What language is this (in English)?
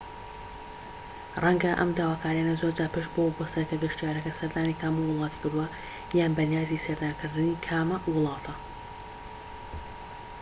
Central Kurdish